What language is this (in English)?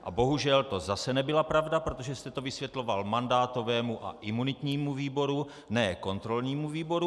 Czech